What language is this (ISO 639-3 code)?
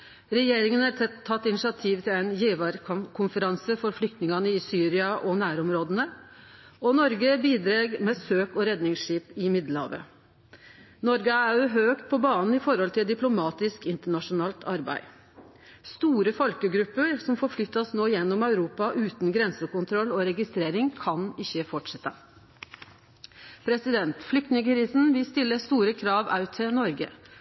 nno